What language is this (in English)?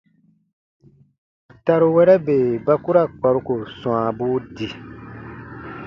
Baatonum